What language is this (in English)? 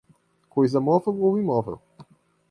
Portuguese